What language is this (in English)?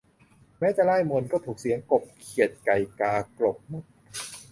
Thai